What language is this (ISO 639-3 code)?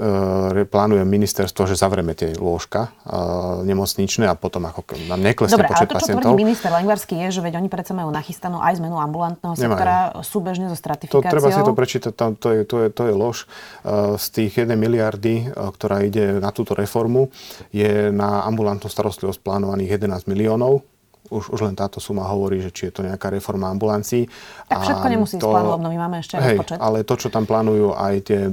slk